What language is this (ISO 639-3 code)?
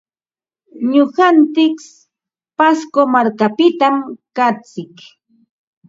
qva